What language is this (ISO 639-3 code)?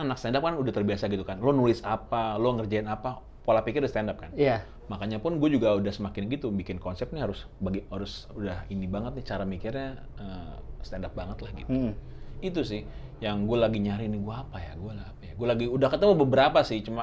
ind